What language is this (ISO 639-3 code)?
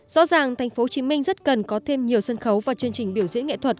vie